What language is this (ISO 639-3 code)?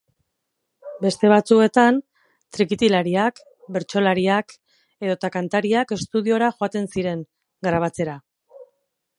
eus